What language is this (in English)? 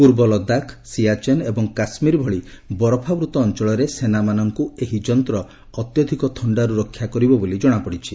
Odia